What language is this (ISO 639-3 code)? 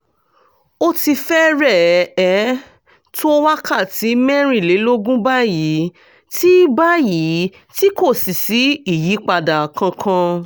yor